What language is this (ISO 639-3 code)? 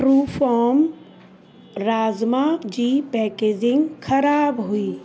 snd